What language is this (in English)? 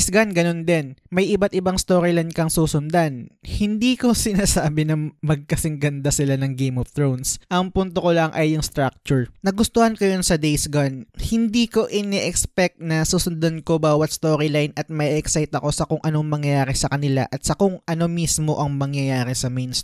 Filipino